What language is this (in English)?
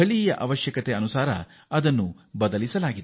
Kannada